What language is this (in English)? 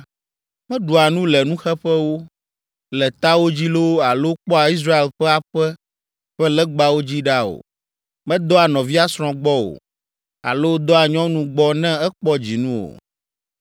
Ewe